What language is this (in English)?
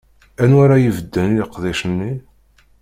Kabyle